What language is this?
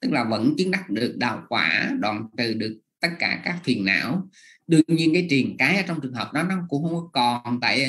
Vietnamese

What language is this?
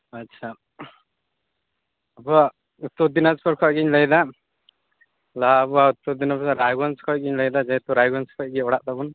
Santali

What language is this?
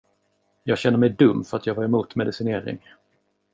Swedish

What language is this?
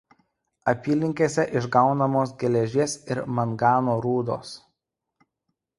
Lithuanian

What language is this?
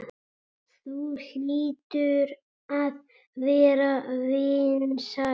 Icelandic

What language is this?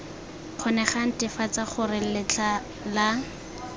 Tswana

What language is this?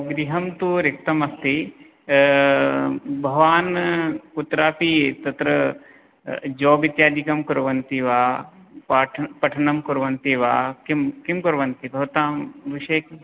Sanskrit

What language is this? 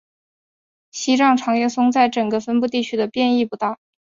Chinese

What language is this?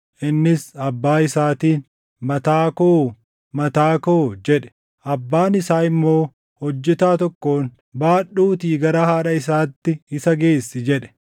Oromo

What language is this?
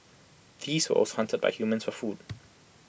English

